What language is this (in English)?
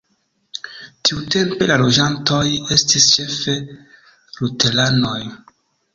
Esperanto